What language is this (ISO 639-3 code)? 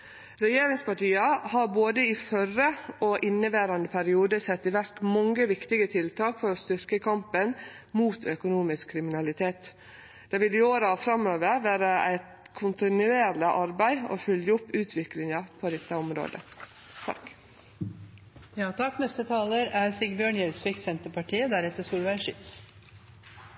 nor